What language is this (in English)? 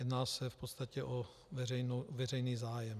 Czech